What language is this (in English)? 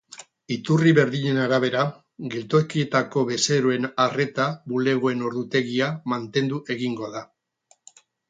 Basque